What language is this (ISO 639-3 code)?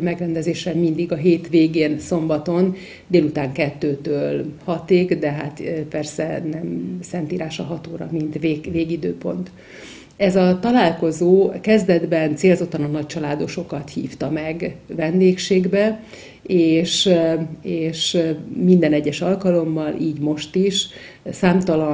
hun